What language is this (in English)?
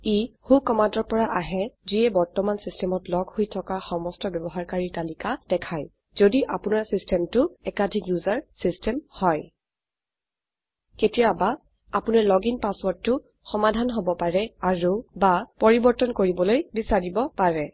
Assamese